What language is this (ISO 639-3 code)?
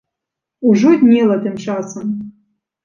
bel